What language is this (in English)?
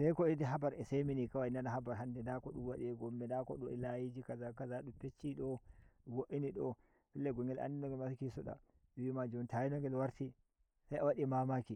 Nigerian Fulfulde